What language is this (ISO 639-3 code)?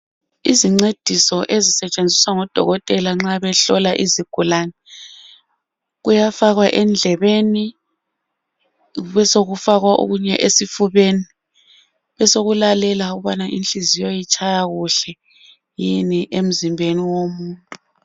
nde